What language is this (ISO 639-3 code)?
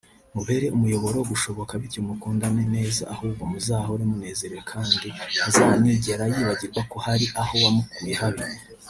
kin